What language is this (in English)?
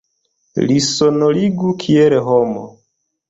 Esperanto